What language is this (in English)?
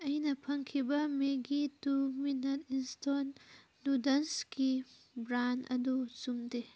Manipuri